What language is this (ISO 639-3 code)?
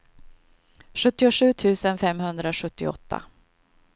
swe